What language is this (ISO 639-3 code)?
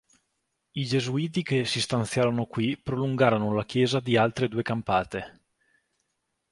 ita